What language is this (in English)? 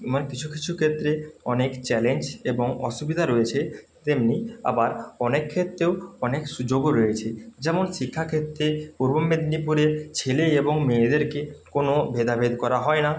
Bangla